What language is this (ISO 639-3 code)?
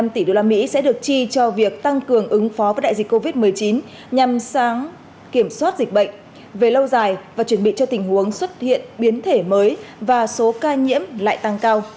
vie